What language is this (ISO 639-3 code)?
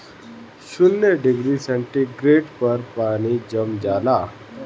bho